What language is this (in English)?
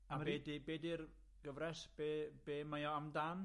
Welsh